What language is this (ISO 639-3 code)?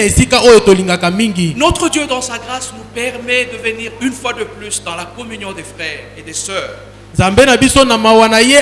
fra